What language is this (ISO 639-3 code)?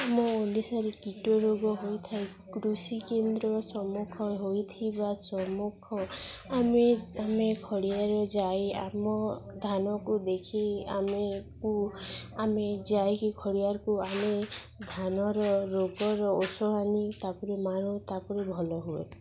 ori